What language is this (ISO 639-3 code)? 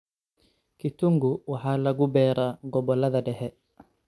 som